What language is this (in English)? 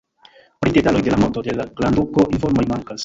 Esperanto